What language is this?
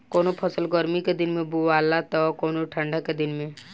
Bhojpuri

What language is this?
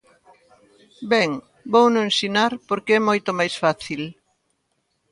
Galician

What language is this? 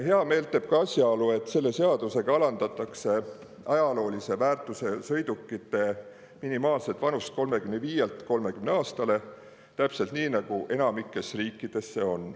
Estonian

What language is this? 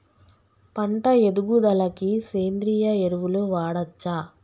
Telugu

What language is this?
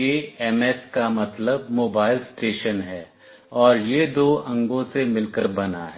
Hindi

